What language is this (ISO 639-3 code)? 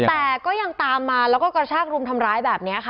tha